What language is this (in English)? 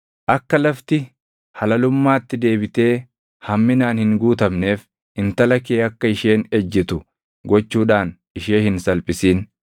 Oromo